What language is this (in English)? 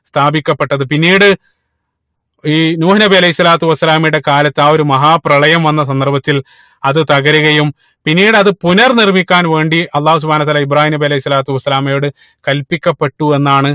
Malayalam